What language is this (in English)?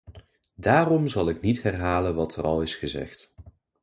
Dutch